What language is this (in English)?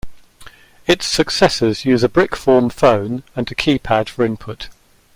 English